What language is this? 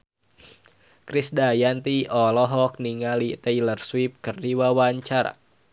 Sundanese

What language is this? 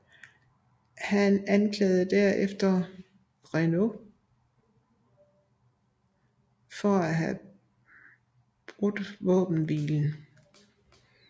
Danish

